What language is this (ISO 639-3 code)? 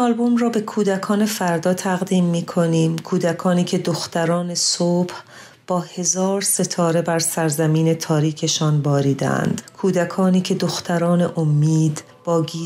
fas